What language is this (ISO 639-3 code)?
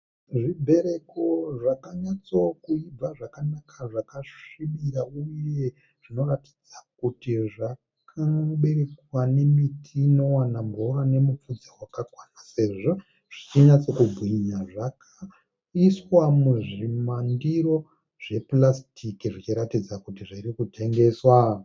sna